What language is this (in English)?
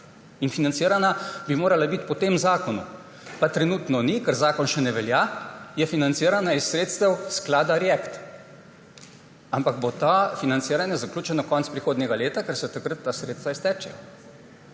Slovenian